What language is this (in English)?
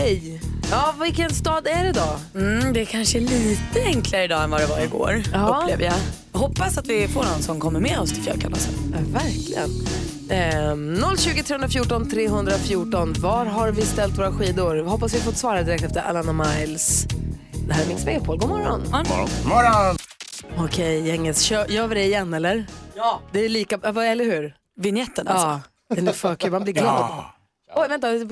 Swedish